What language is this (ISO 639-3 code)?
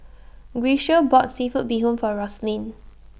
eng